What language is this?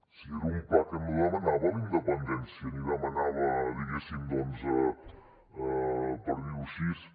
Catalan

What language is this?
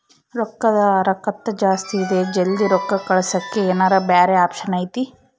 Kannada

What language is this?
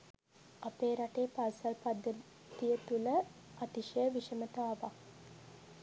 Sinhala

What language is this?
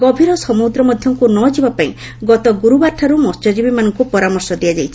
Odia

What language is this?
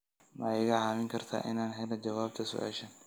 Somali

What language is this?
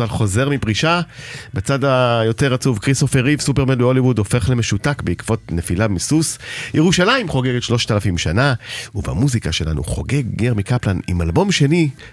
Hebrew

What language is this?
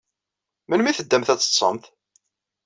Kabyle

